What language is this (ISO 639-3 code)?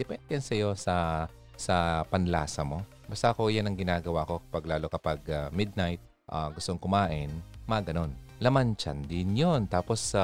fil